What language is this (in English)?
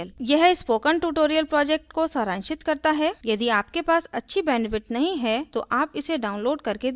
Hindi